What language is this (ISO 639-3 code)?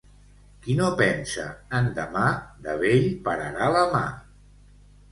cat